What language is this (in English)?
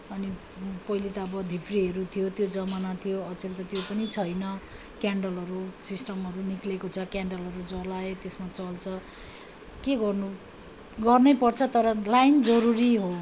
Nepali